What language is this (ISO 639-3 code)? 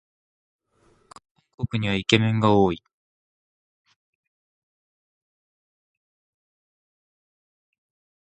jpn